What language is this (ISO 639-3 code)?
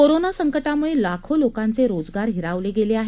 mar